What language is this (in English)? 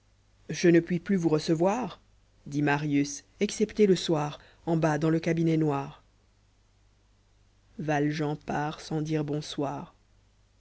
French